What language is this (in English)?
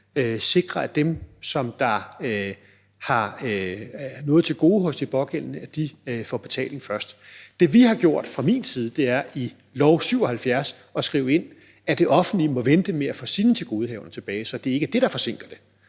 Danish